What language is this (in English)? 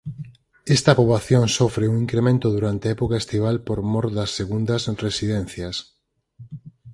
Galician